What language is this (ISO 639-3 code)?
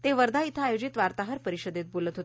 mar